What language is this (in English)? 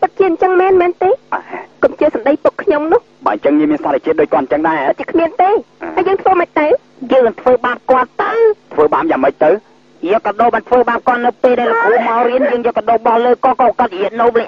Thai